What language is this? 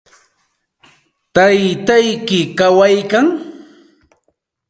Santa Ana de Tusi Pasco Quechua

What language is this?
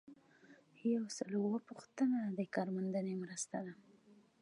Pashto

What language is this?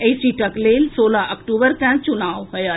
Maithili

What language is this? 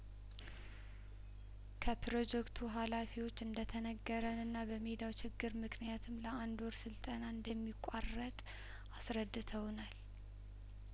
Amharic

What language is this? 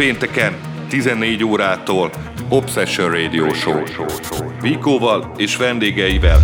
Hungarian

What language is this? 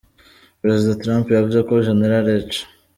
Kinyarwanda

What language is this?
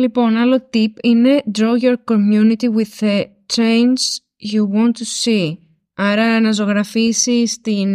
Greek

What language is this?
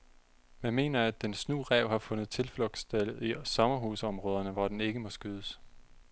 Danish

